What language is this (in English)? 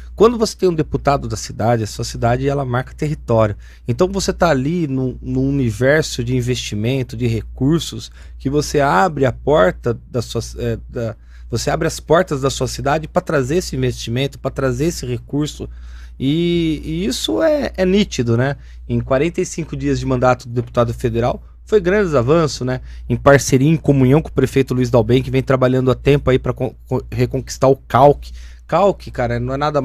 Portuguese